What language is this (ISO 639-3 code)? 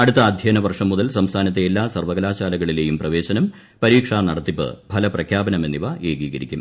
mal